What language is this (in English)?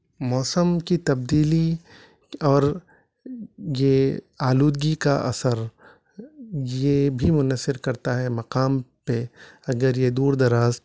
Urdu